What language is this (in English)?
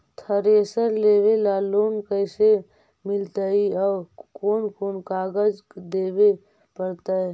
Magahi